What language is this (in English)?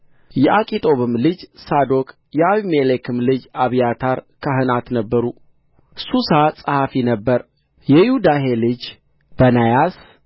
Amharic